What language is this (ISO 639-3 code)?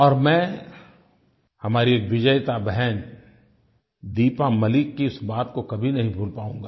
hin